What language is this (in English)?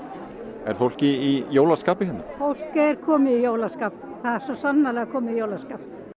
Icelandic